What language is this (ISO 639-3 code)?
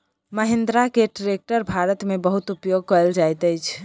mai